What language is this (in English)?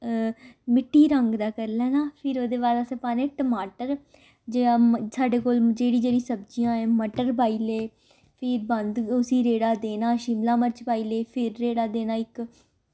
Dogri